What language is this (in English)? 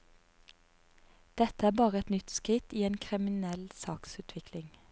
Norwegian